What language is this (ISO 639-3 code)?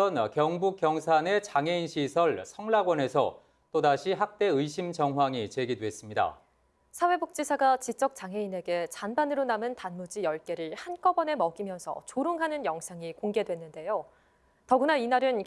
kor